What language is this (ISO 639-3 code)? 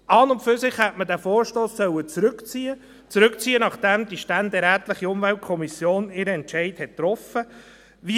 gsw